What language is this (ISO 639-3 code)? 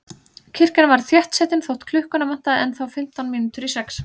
isl